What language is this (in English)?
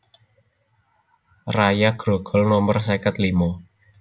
Javanese